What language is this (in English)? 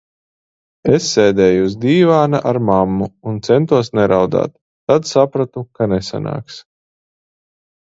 Latvian